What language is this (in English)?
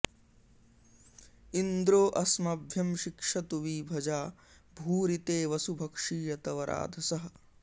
Sanskrit